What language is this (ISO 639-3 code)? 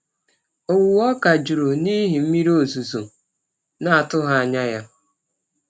ibo